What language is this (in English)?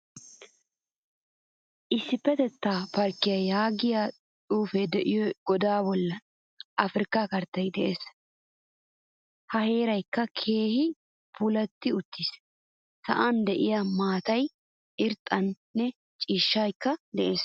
Wolaytta